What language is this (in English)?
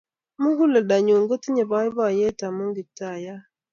Kalenjin